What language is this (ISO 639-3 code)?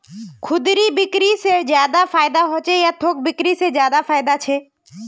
mag